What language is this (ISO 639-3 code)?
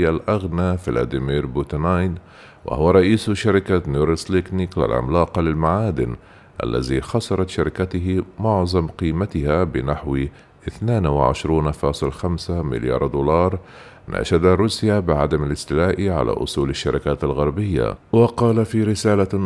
ara